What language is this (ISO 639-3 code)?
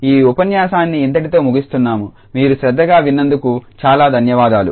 tel